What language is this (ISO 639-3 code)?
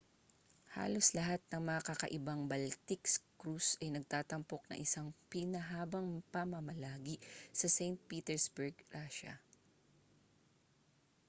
fil